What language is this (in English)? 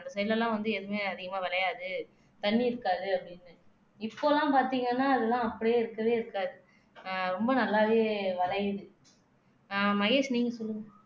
Tamil